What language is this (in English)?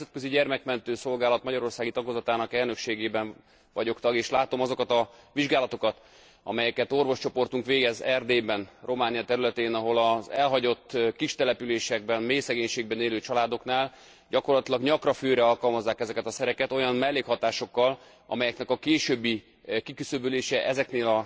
Hungarian